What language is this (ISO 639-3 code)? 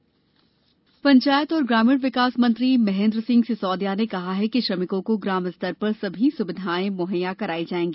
hin